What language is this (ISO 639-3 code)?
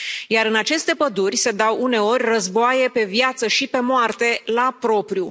ron